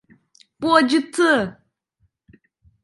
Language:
Turkish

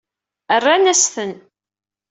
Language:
Kabyle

